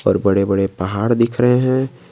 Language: Hindi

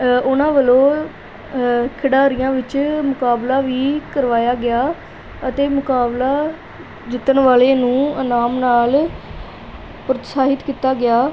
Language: Punjabi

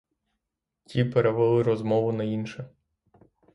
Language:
Ukrainian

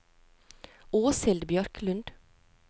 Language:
Norwegian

